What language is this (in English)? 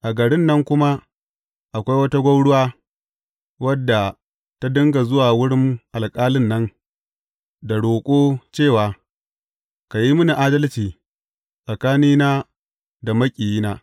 Hausa